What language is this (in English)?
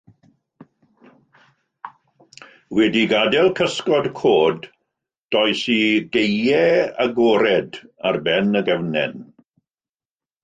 Welsh